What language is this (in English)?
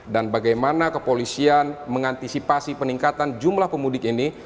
Indonesian